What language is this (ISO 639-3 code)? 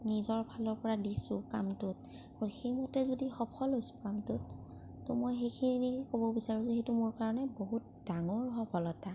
asm